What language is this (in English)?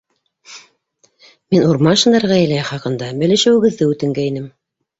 Bashkir